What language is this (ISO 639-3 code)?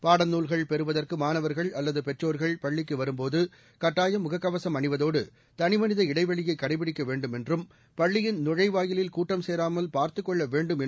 tam